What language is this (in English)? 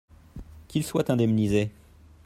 French